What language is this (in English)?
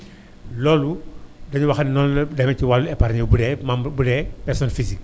Wolof